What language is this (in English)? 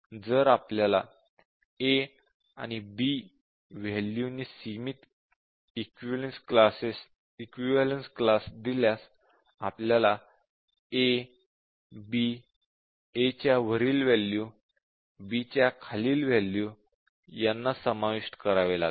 Marathi